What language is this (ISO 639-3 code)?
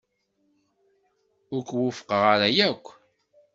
kab